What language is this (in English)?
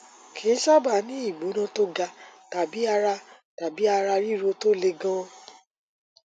Yoruba